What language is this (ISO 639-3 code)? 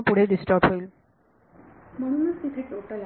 mar